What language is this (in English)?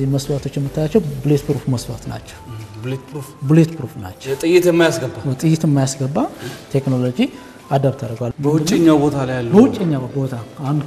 Arabic